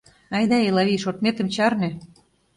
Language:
Mari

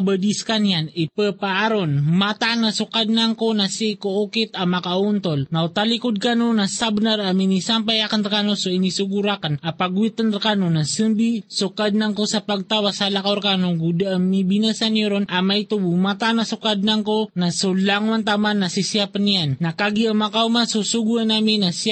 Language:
Filipino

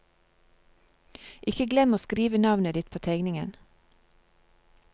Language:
Norwegian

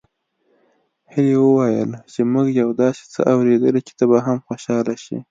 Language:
Pashto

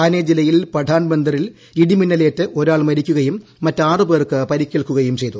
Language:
Malayalam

